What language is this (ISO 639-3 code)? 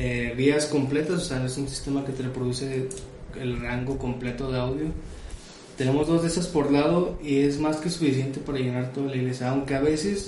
spa